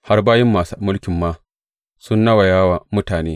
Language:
Hausa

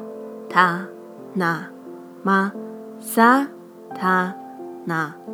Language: Chinese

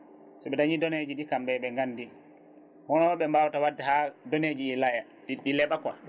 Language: Fula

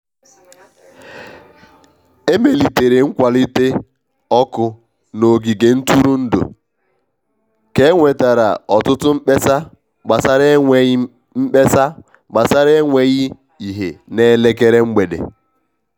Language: Igbo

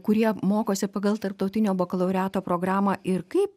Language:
Lithuanian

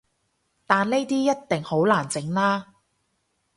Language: Cantonese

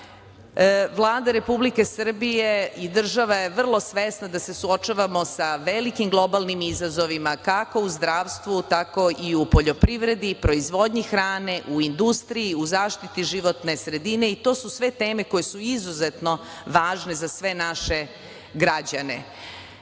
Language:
Serbian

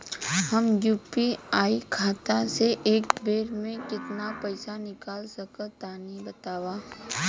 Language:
Bhojpuri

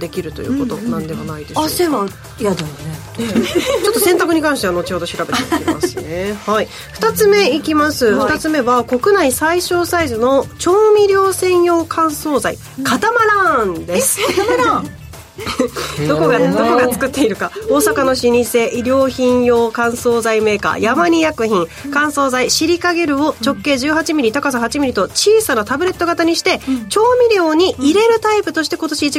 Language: Japanese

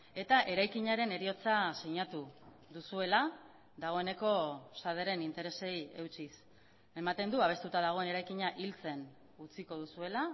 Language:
Basque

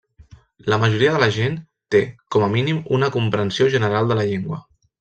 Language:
Catalan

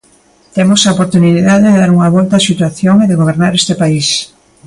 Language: Galician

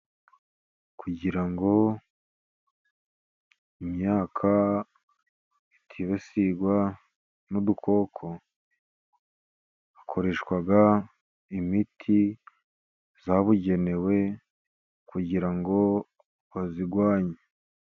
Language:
Kinyarwanda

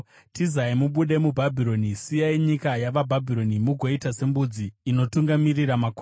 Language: Shona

